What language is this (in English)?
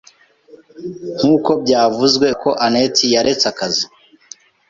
Kinyarwanda